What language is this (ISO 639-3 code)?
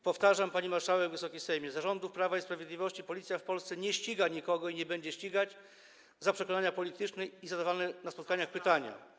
pol